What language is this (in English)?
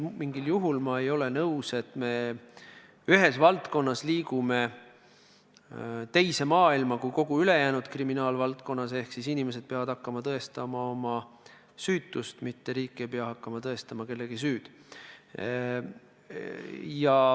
Estonian